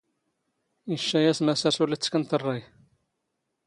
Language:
Standard Moroccan Tamazight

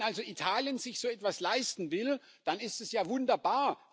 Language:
German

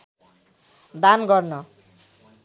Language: Nepali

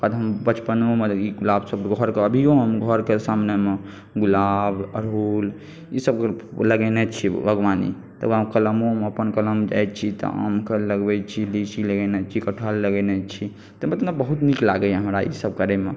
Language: Maithili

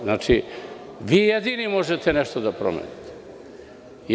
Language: Serbian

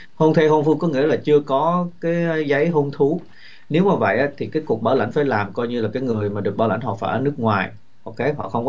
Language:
Vietnamese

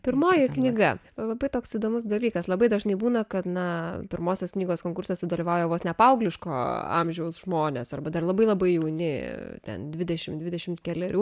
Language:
Lithuanian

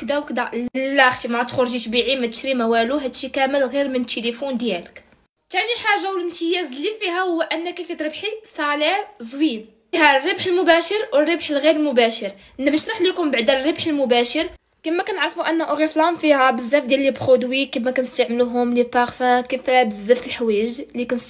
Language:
Arabic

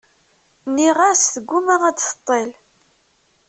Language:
Kabyle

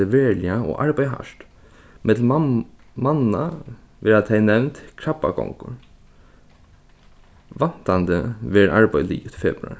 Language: Faroese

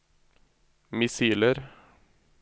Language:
Norwegian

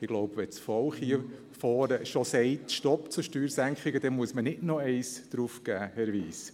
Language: Swiss German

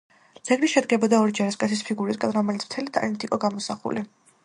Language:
Georgian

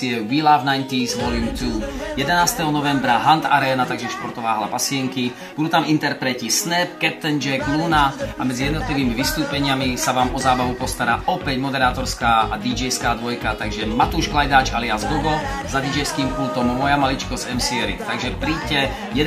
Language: Dutch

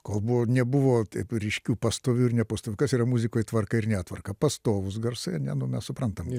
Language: Lithuanian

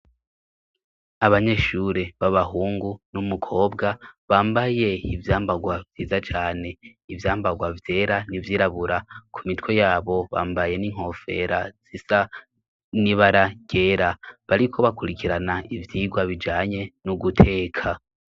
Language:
Rundi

